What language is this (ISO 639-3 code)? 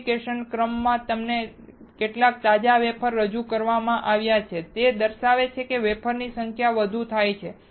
guj